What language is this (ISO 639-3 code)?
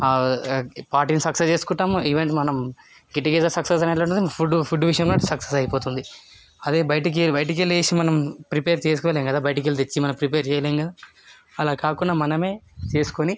tel